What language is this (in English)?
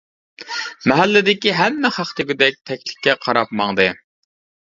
Uyghur